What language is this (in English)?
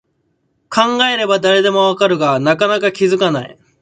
Japanese